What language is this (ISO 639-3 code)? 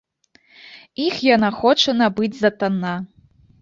bel